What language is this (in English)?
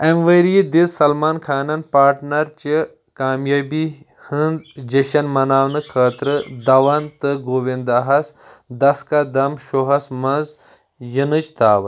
Kashmiri